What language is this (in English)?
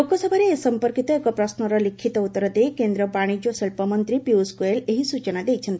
Odia